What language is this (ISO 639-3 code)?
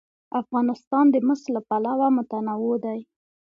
pus